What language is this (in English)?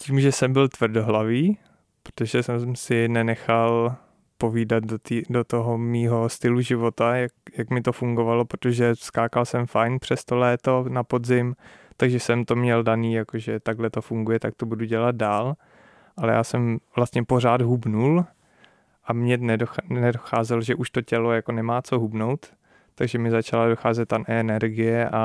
Czech